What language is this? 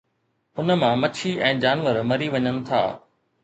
Sindhi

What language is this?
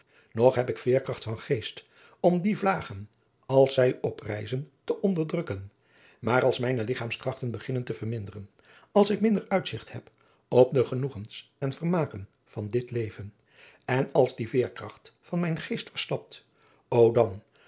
Dutch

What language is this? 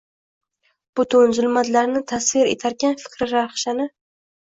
Uzbek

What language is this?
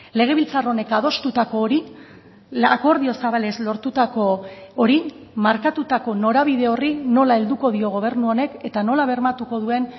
Basque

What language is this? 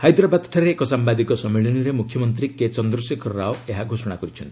Odia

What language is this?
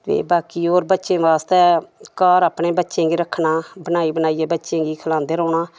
Dogri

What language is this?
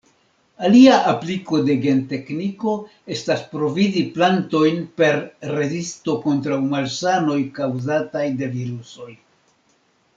Esperanto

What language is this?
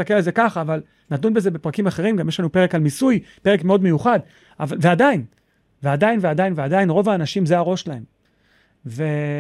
Hebrew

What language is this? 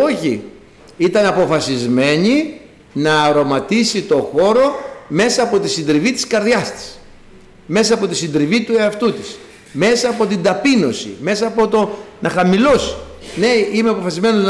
Greek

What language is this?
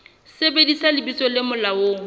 Southern Sotho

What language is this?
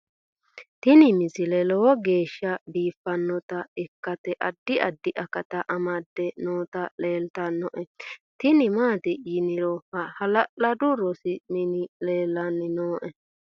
Sidamo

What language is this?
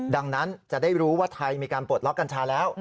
Thai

